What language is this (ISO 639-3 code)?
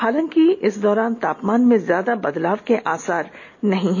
hin